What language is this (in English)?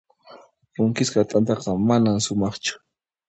Puno Quechua